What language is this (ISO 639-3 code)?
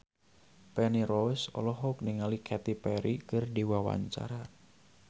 sun